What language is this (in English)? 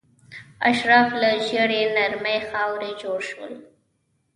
Pashto